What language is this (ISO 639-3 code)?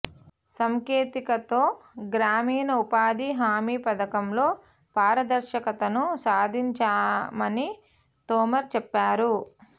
tel